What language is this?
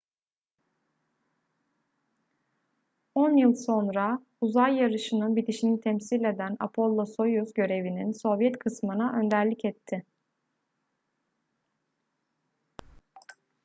Turkish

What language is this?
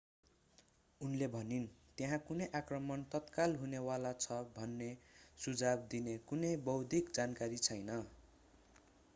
Nepali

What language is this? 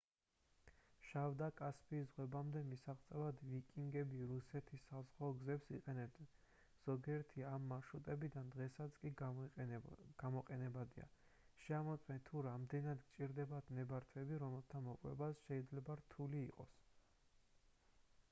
Georgian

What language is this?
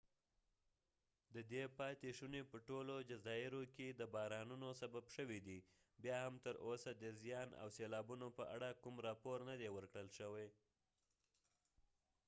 Pashto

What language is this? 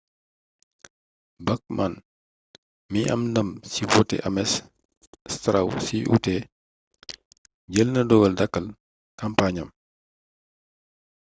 Wolof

